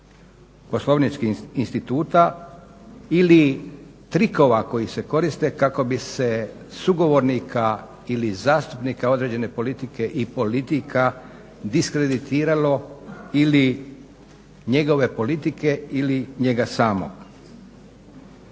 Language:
Croatian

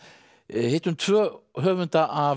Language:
Icelandic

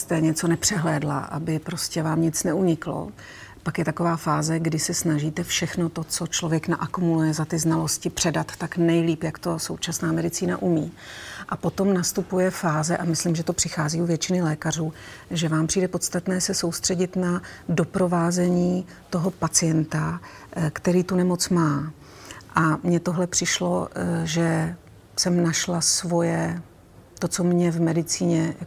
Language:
Czech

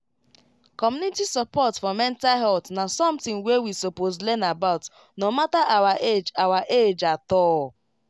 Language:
Nigerian Pidgin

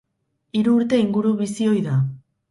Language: Basque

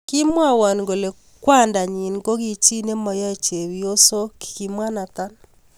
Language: Kalenjin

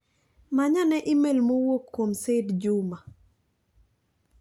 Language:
Luo (Kenya and Tanzania)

